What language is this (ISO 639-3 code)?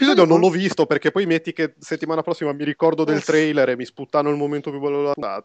ita